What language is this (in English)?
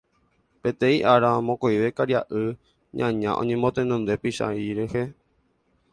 Guarani